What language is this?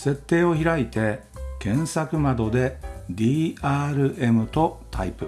Japanese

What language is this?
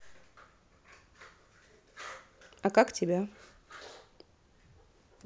Russian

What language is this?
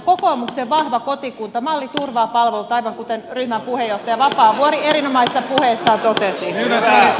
Finnish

